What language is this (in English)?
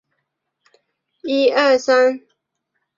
Chinese